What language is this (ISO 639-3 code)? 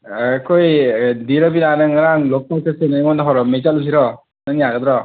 mni